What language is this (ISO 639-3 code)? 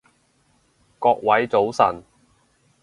yue